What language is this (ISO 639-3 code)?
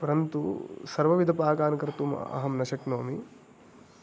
san